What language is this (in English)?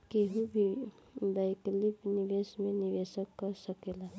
Bhojpuri